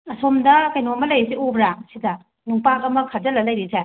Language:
Manipuri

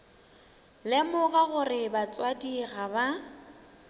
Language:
Northern Sotho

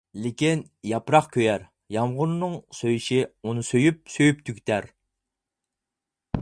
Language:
Uyghur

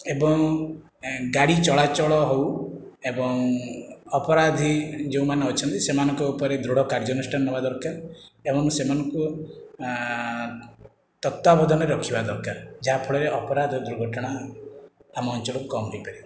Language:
Odia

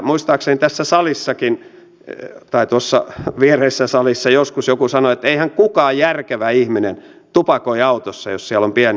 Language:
Finnish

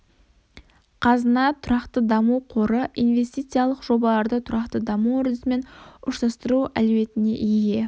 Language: Kazakh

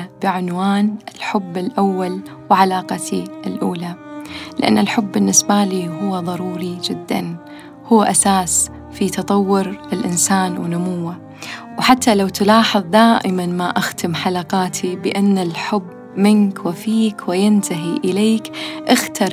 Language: Arabic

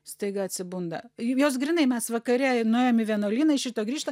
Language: Lithuanian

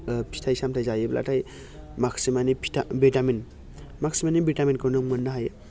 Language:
Bodo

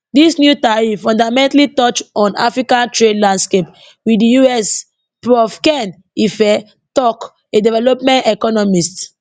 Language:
Nigerian Pidgin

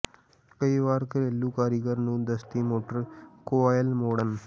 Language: Punjabi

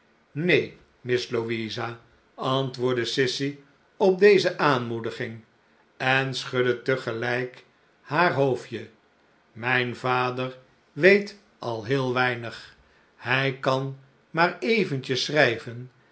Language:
Dutch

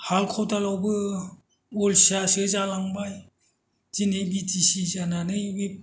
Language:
Bodo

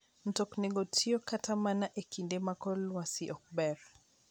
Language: Luo (Kenya and Tanzania)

